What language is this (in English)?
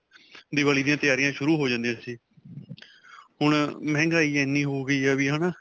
Punjabi